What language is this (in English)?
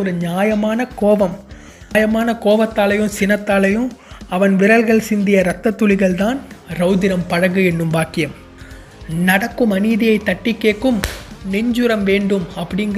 Tamil